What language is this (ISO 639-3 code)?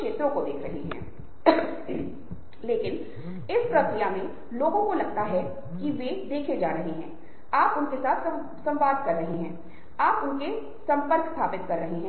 hin